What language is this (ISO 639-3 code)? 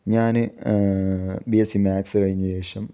mal